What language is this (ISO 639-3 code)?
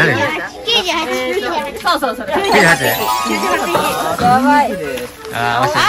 jpn